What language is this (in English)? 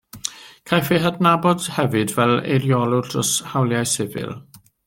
Welsh